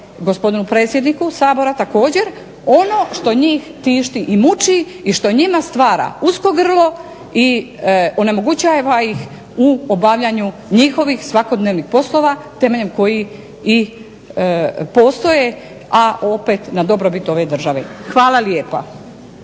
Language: Croatian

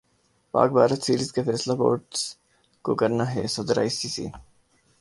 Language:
Urdu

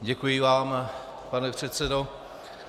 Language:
Czech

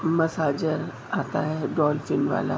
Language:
Urdu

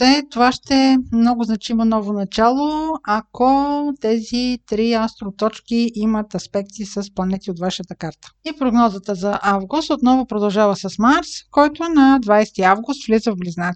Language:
Bulgarian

